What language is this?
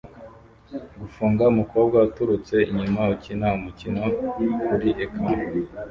Kinyarwanda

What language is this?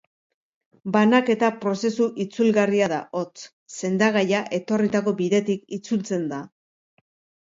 Basque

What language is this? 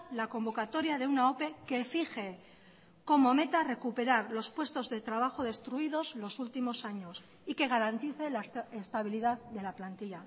Spanish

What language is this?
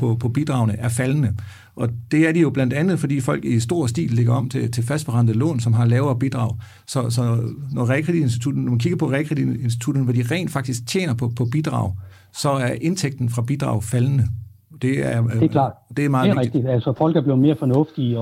Danish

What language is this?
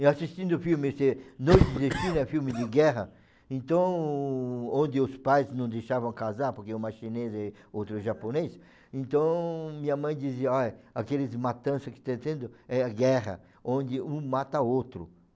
Portuguese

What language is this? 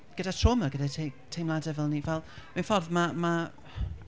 Welsh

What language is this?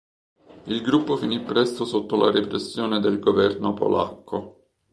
Italian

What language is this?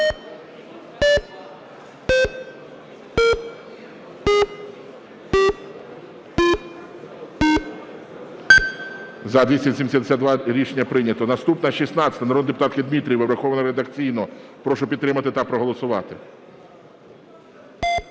Ukrainian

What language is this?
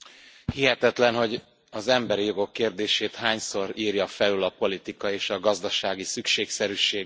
Hungarian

